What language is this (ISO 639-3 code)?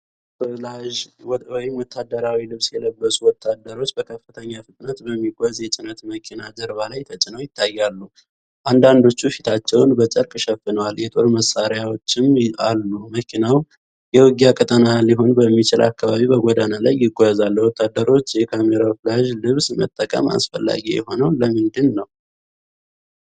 amh